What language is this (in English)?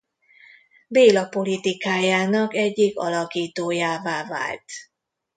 Hungarian